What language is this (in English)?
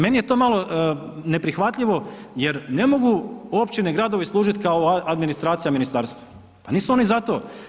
Croatian